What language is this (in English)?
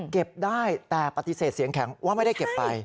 Thai